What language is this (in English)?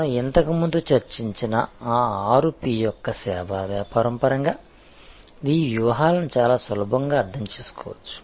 Telugu